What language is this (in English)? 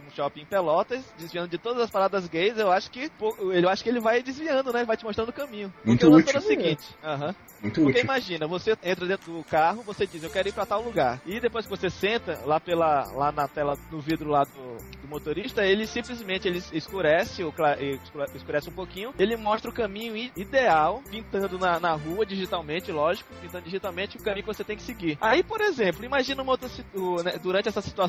Portuguese